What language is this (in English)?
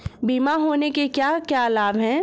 Hindi